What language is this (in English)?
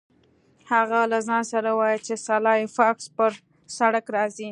Pashto